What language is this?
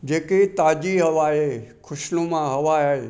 Sindhi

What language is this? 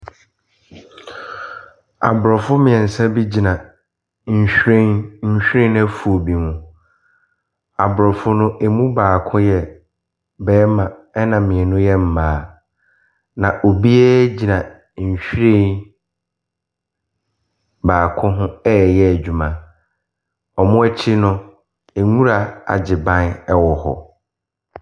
Akan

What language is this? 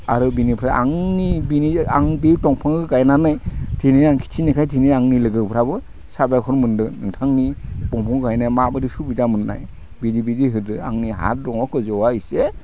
Bodo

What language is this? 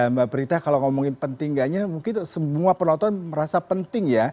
Indonesian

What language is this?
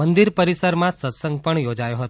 Gujarati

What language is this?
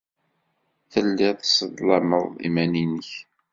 Kabyle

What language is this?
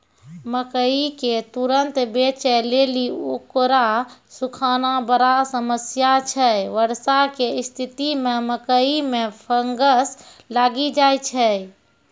Maithili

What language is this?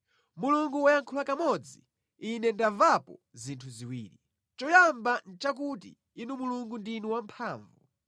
Nyanja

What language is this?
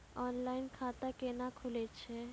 Maithili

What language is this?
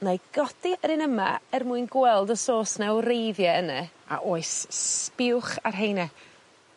Welsh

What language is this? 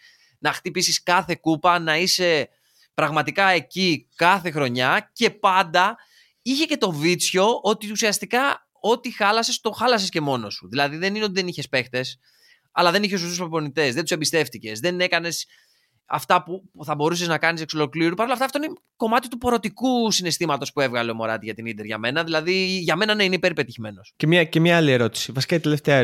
Greek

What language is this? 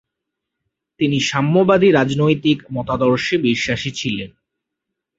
Bangla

